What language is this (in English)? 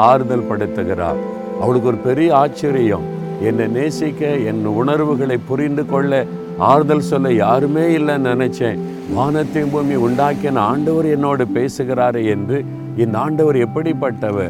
Tamil